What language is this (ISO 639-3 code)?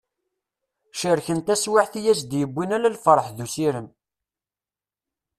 kab